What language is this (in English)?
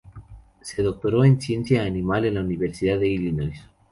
Spanish